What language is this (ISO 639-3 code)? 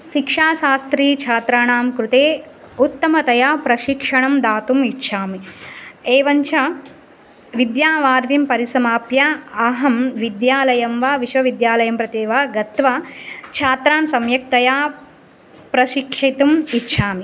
san